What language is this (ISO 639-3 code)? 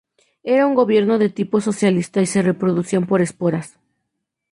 spa